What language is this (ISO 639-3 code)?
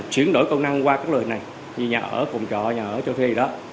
vie